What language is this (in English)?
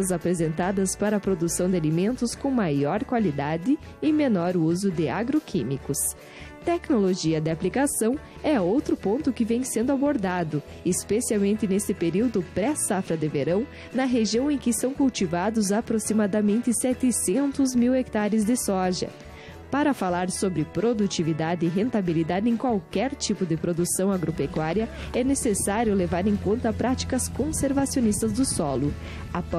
Portuguese